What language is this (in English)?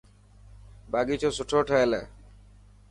Dhatki